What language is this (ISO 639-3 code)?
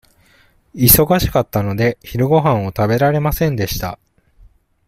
jpn